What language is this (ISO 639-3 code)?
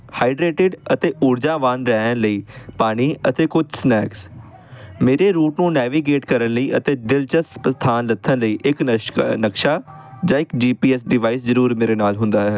pan